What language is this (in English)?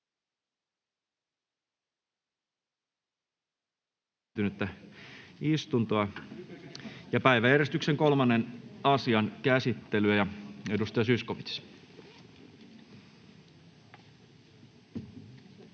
Finnish